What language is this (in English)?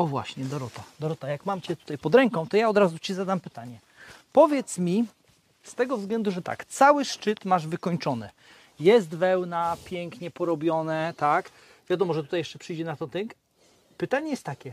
Polish